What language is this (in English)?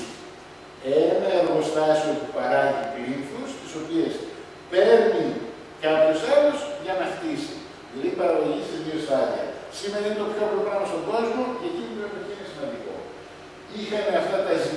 Greek